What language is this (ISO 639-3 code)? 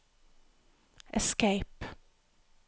nor